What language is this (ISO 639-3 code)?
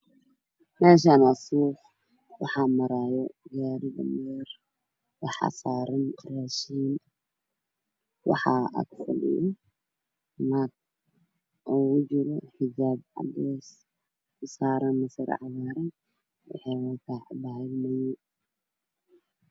som